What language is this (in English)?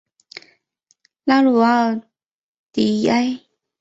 Chinese